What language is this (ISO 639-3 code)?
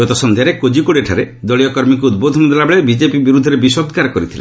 ori